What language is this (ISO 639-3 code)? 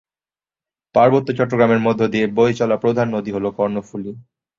ben